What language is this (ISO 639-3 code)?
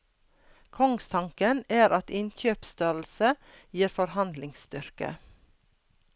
nor